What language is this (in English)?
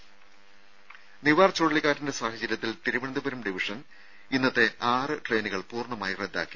Malayalam